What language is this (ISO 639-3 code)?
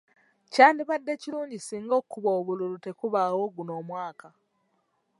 lug